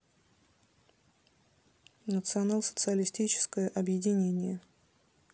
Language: Russian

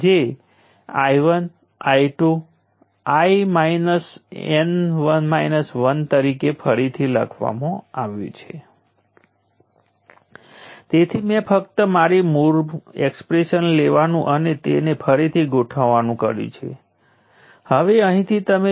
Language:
Gujarati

